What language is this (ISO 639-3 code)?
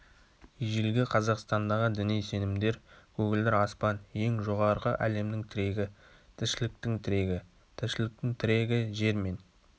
kaz